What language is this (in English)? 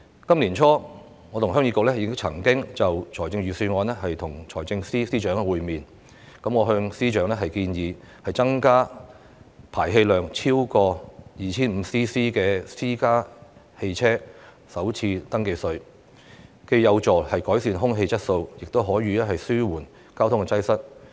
Cantonese